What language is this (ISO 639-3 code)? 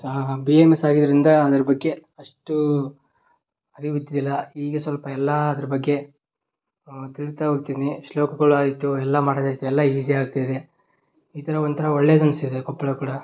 kan